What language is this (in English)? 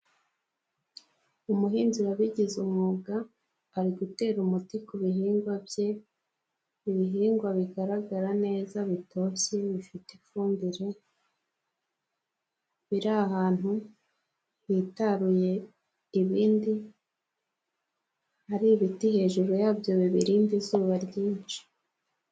Kinyarwanda